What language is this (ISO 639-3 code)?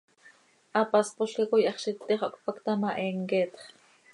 sei